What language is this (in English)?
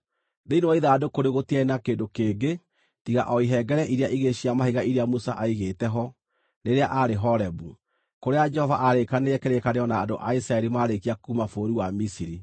Kikuyu